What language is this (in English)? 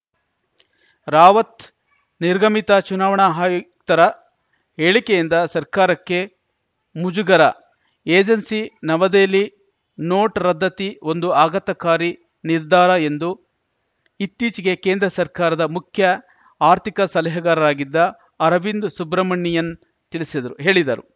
Kannada